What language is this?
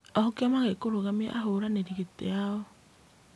Kikuyu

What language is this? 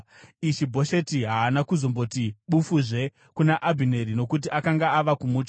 Shona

